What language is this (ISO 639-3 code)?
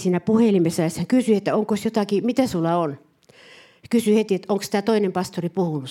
fin